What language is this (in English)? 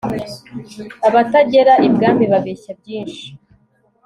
Kinyarwanda